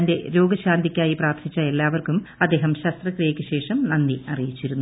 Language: Malayalam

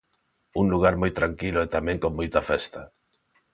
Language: Galician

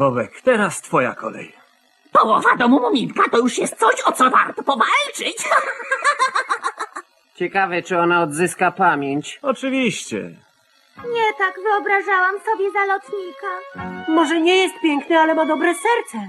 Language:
Polish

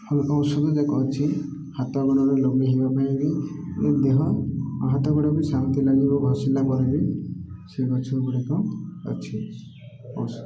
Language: Odia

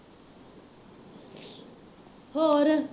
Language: Punjabi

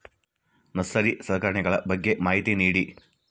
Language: Kannada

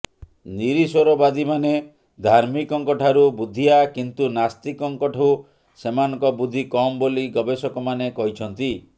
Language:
Odia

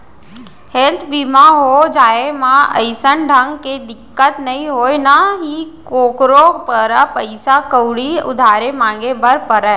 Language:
Chhattisgarhi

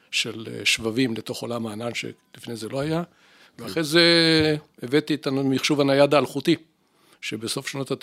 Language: Hebrew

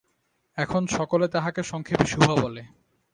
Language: Bangla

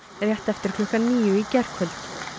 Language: Icelandic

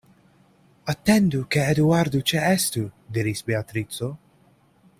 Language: Esperanto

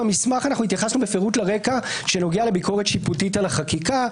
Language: Hebrew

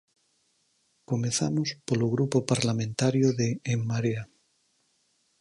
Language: Galician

